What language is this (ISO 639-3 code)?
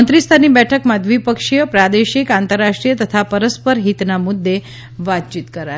guj